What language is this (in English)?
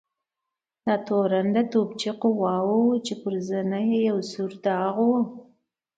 Pashto